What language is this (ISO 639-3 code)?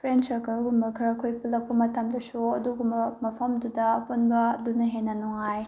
mni